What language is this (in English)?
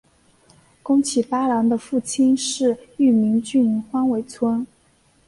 Chinese